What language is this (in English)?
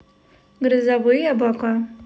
Russian